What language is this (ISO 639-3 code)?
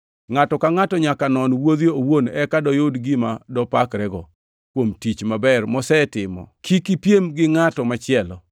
luo